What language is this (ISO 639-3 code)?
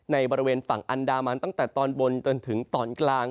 tha